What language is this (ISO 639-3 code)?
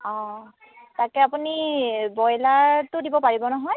asm